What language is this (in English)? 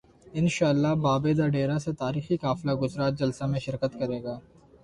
Urdu